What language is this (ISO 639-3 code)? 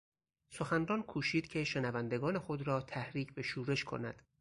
fas